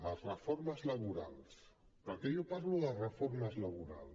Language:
Catalan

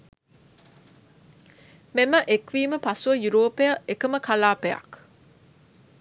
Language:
Sinhala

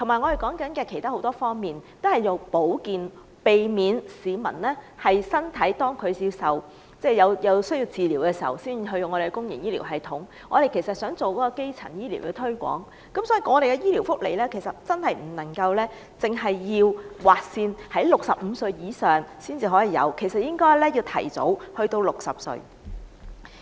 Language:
Cantonese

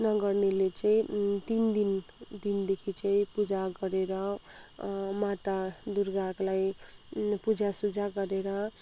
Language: Nepali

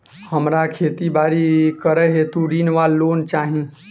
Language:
Maithili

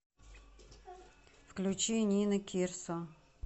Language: Russian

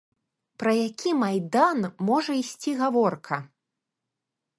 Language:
Belarusian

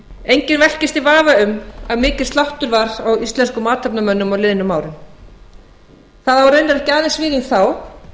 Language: Icelandic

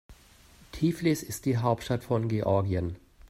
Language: German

